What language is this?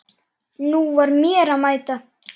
Icelandic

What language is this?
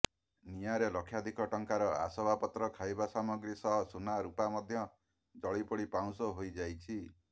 Odia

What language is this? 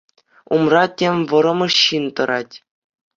Chuvash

